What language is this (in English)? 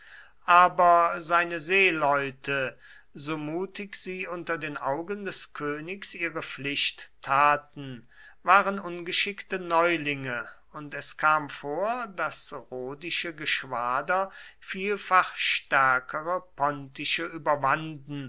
German